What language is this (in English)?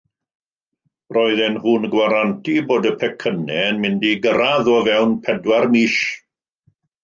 Welsh